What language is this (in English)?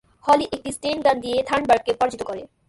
Bangla